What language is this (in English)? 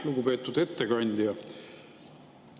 Estonian